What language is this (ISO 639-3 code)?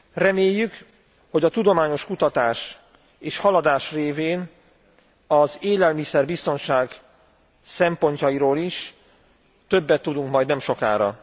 hun